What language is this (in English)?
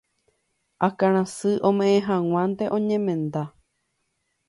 Guarani